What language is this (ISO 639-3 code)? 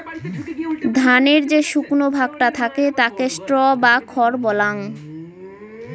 ben